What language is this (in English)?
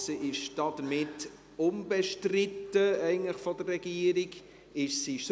Swiss German